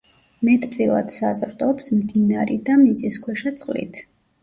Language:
Georgian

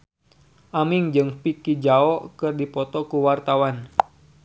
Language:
Sundanese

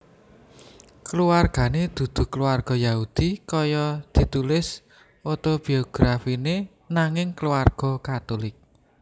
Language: Javanese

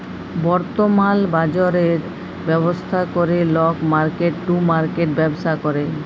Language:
Bangla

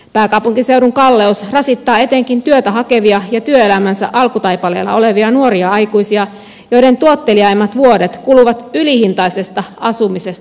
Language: Finnish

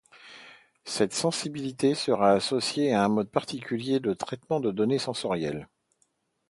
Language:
French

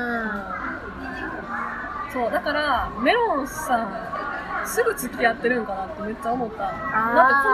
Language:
Japanese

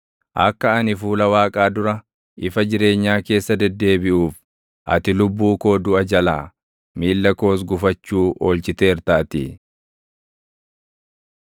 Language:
Oromo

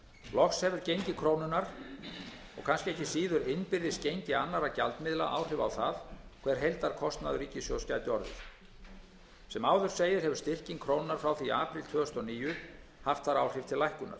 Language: Icelandic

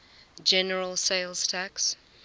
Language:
English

